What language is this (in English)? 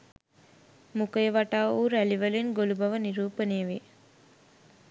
Sinhala